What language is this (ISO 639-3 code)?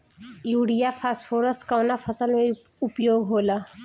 bho